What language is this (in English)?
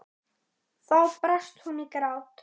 Icelandic